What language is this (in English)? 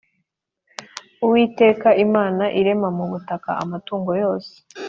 Kinyarwanda